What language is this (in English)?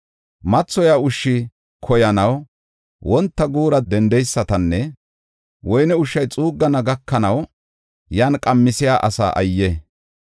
Gofa